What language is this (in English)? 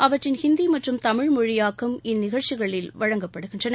Tamil